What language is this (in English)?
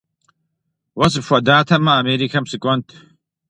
Kabardian